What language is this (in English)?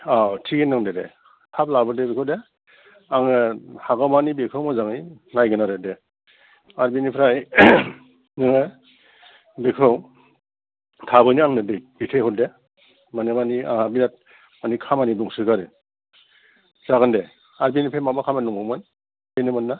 Bodo